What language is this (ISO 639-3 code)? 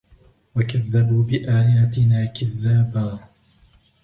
ara